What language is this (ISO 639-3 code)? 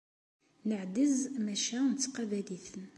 kab